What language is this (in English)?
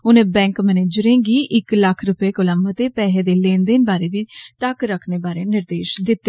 Dogri